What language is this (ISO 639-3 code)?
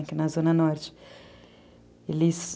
por